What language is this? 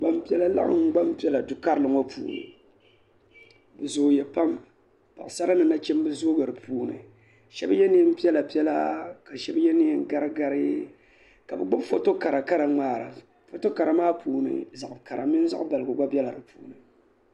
Dagbani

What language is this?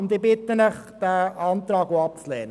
Swiss German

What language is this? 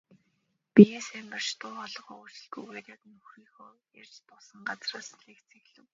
Mongolian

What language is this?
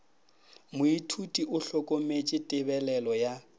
Northern Sotho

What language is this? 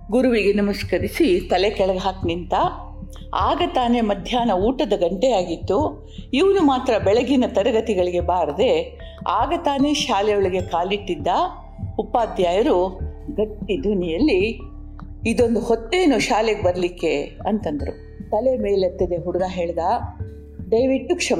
Kannada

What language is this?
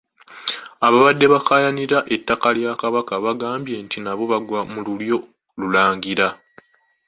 Ganda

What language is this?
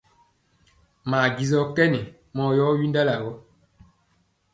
Mpiemo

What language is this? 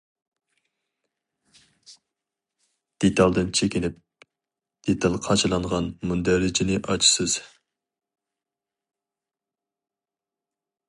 Uyghur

